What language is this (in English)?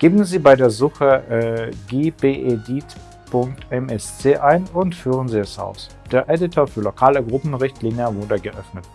German